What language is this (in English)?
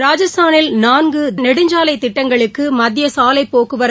Tamil